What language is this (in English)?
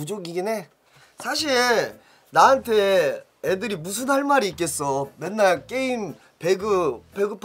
Korean